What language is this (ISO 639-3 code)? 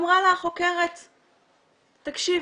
heb